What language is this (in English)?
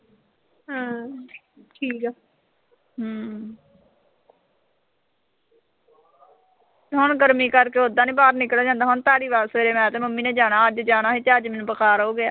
Punjabi